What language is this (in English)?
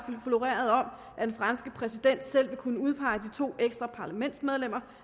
Danish